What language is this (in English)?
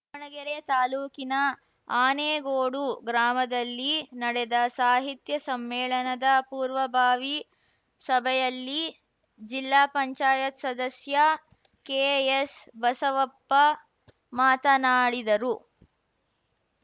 Kannada